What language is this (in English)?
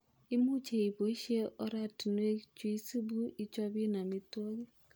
Kalenjin